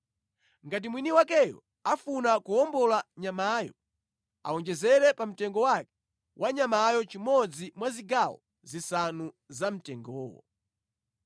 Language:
Nyanja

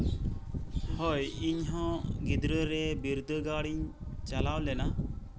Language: Santali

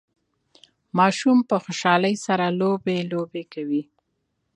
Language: Pashto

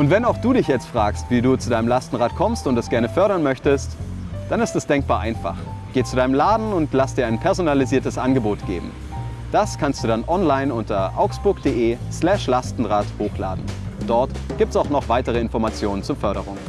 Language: German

